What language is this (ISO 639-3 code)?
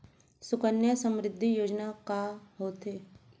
hne